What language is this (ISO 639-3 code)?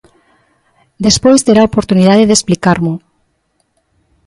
glg